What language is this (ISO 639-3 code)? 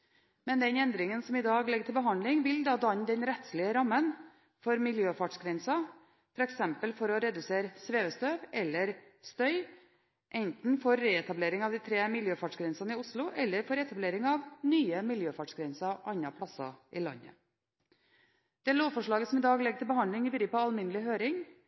nob